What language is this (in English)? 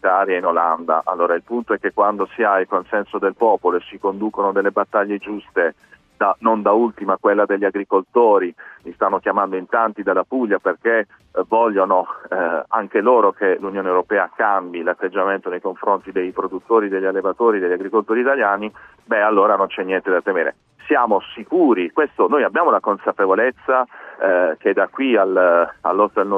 Italian